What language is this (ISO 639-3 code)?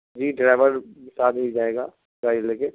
urd